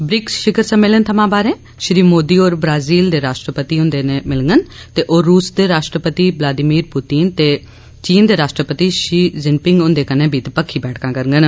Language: Dogri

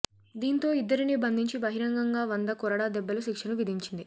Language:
Telugu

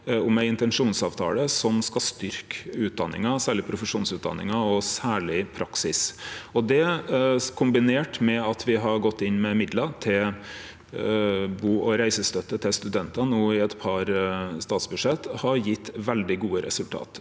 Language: Norwegian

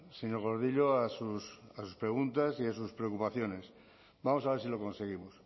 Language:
Spanish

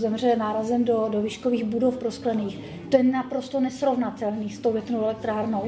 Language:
Czech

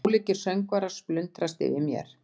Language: Icelandic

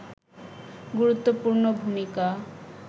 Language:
Bangla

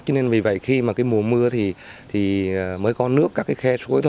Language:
Vietnamese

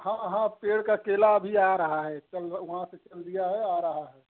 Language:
Hindi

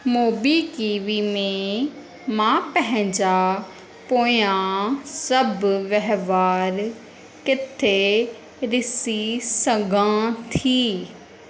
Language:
Sindhi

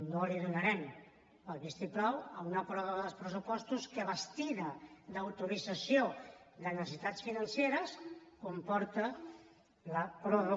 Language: Catalan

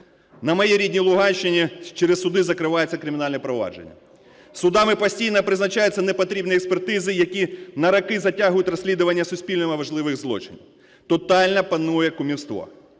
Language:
Ukrainian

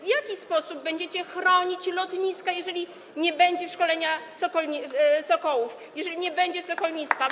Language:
Polish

